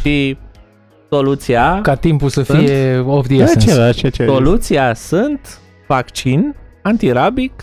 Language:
Romanian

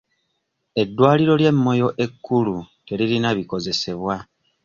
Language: Ganda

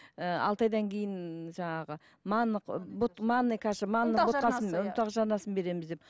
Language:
Kazakh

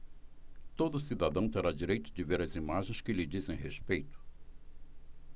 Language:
Portuguese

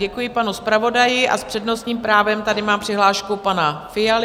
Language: Czech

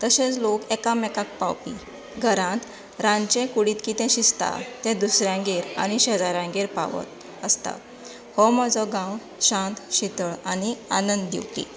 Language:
Konkani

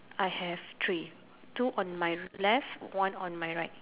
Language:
English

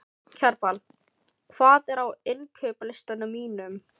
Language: Icelandic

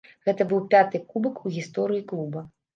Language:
Belarusian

